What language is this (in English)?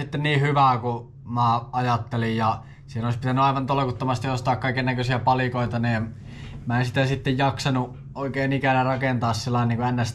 Finnish